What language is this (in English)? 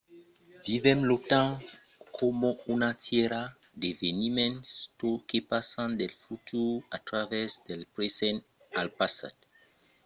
Occitan